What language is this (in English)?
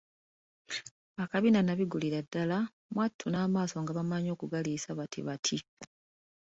Ganda